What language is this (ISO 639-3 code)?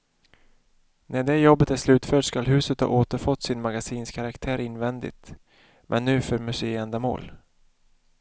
swe